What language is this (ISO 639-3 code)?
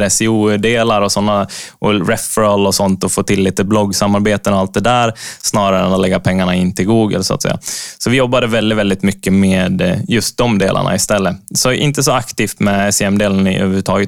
swe